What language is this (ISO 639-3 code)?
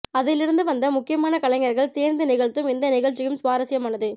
tam